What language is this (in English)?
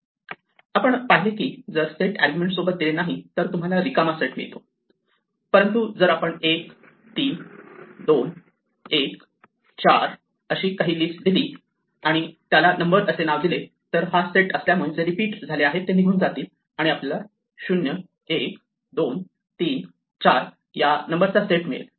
Marathi